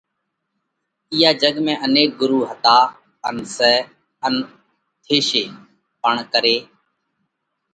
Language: Parkari Koli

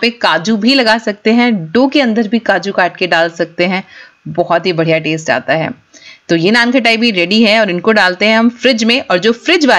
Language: Hindi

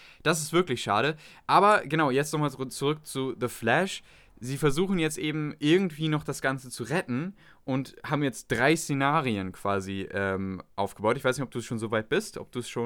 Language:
German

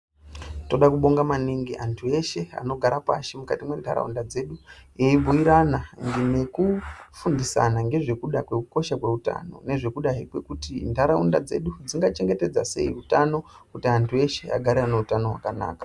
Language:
Ndau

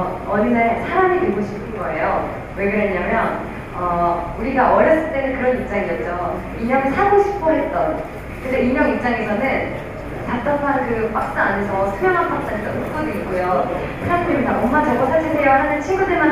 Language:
Korean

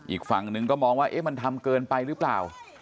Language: Thai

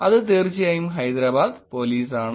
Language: Malayalam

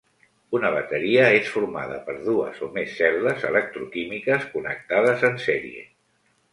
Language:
Catalan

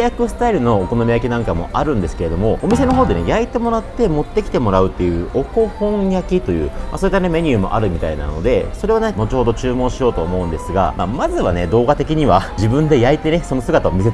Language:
Japanese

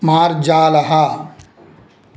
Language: Sanskrit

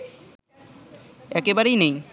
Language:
Bangla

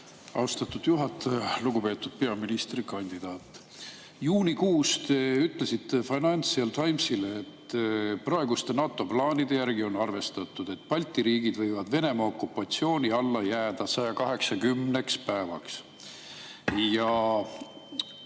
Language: Estonian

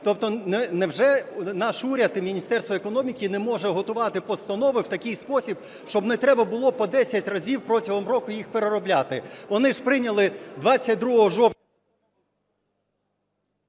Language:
Ukrainian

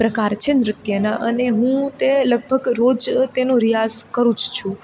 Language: Gujarati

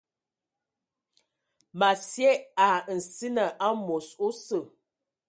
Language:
Ewondo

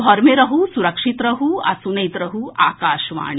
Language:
Maithili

